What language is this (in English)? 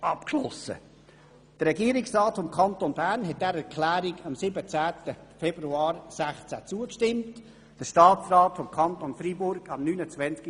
Swiss German